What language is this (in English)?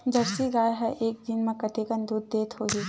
Chhattisgarhi